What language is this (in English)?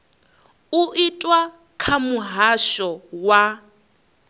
Venda